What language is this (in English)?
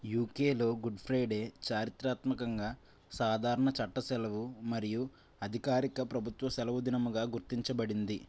Telugu